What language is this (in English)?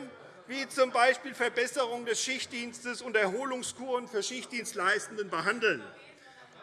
German